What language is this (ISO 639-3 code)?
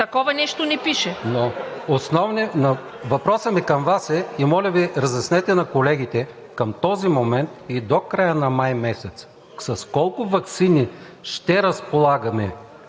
bul